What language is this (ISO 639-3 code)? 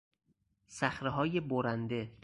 fas